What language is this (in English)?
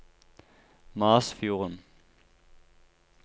Norwegian